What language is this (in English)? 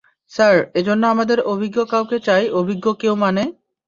Bangla